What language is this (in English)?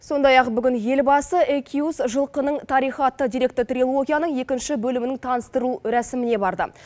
Kazakh